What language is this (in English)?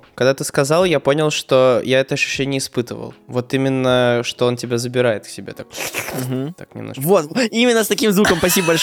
Russian